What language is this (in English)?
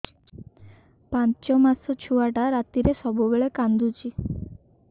Odia